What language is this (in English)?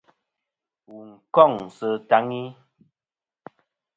Kom